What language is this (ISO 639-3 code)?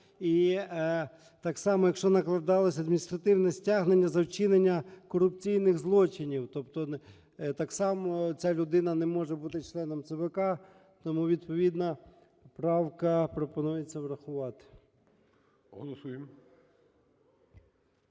ukr